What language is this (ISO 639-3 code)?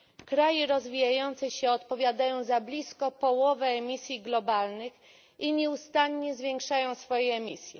pol